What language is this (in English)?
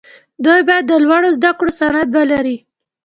Pashto